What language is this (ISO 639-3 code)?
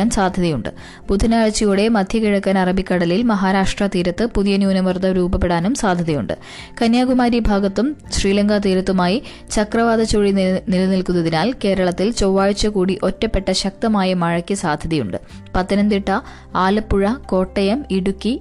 mal